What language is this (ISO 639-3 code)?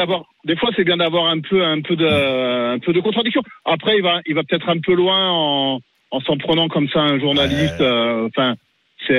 fra